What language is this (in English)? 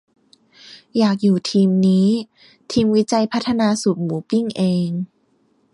Thai